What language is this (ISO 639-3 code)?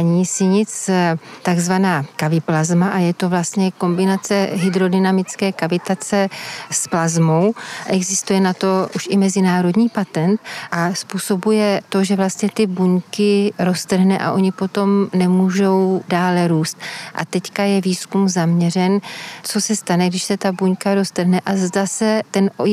ces